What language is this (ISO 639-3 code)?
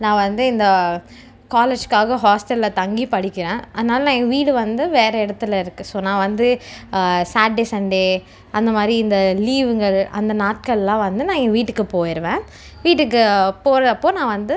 tam